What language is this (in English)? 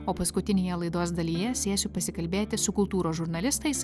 Lithuanian